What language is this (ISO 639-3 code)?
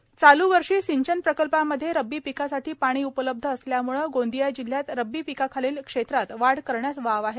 mar